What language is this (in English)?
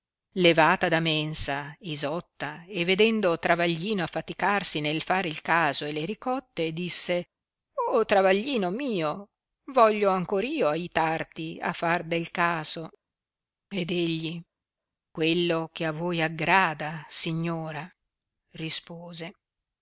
Italian